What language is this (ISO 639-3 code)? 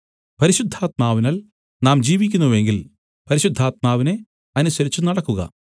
mal